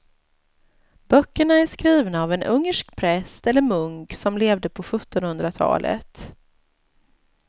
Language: Swedish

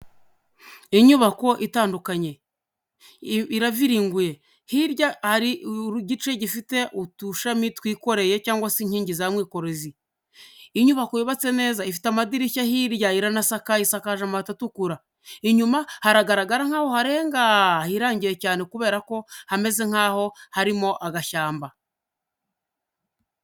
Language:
Kinyarwanda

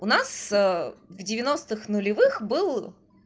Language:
Russian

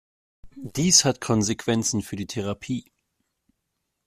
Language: German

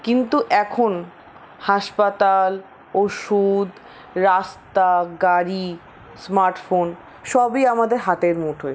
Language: Bangla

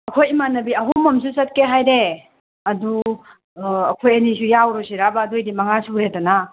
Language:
Manipuri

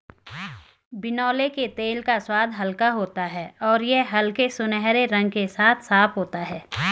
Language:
Hindi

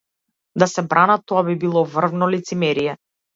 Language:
Macedonian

